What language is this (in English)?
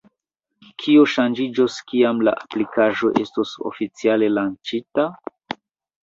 Esperanto